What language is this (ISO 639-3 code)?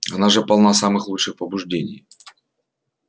rus